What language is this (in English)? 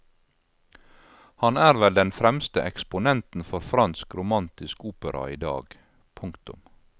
Norwegian